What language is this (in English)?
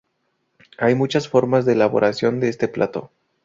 Spanish